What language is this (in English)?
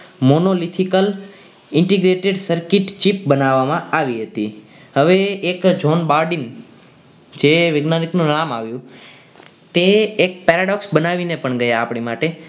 Gujarati